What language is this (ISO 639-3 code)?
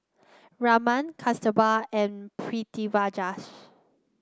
eng